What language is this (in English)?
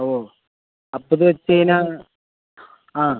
Malayalam